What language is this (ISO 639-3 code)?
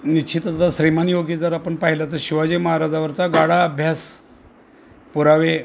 mar